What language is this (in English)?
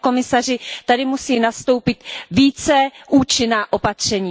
Czech